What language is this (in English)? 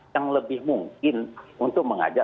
Indonesian